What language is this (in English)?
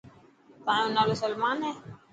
Dhatki